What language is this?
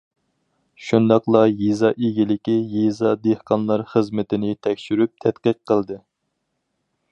Uyghur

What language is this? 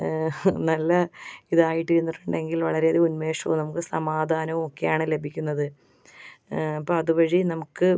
Malayalam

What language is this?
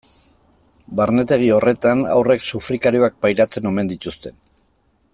Basque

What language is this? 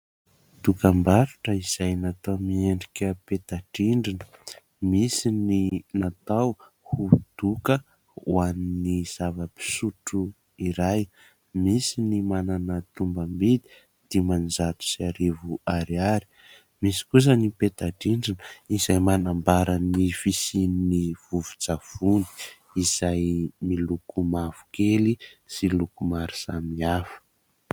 Malagasy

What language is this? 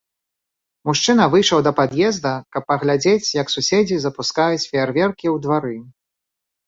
Belarusian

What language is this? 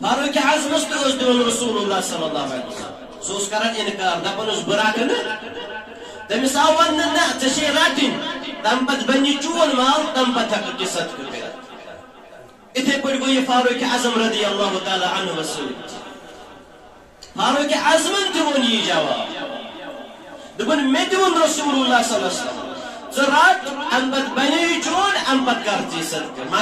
Arabic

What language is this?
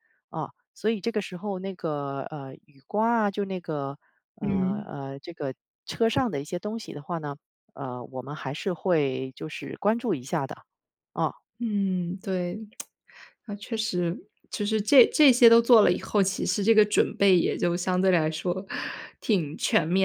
Chinese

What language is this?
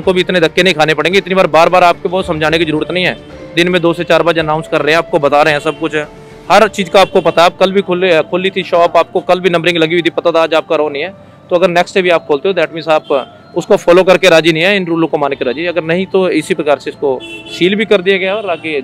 Hindi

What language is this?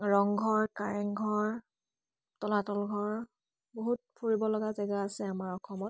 Assamese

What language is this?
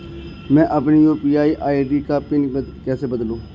Hindi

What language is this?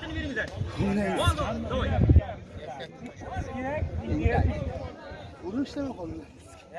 Turkish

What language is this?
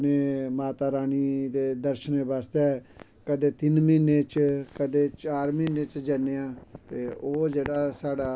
Dogri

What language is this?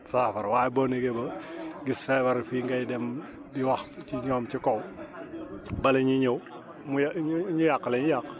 Wolof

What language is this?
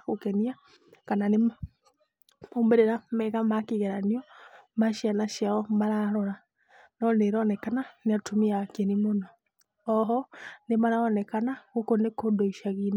Kikuyu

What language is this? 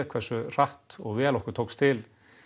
Icelandic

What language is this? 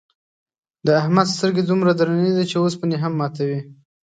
Pashto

